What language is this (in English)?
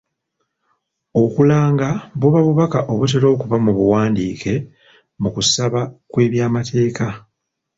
Ganda